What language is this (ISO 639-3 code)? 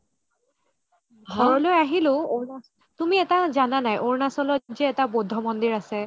asm